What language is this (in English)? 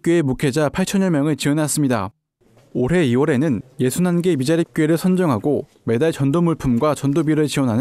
Korean